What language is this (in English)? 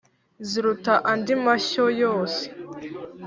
Kinyarwanda